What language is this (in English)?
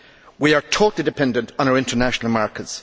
English